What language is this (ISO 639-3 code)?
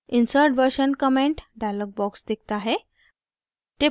hin